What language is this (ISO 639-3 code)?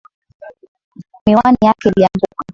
swa